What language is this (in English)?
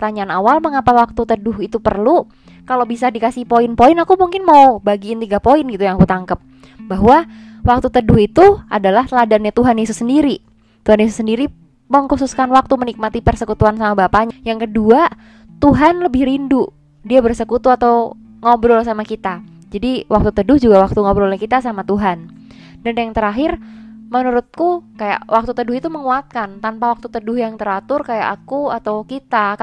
Indonesian